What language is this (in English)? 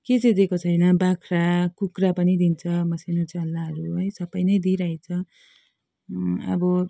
Nepali